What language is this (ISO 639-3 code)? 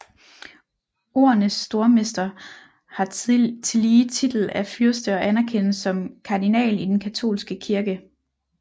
dan